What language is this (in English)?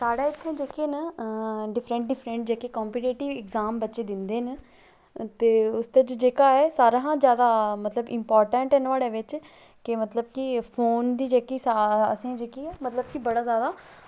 Dogri